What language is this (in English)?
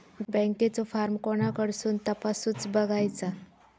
Marathi